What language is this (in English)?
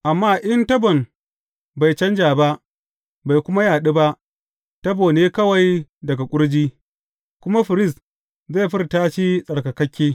Hausa